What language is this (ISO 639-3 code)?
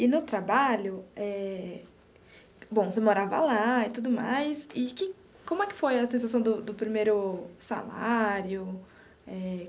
por